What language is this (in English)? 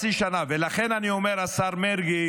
Hebrew